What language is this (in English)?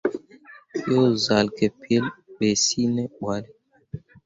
Mundang